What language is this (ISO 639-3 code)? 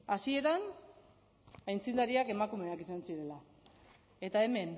eus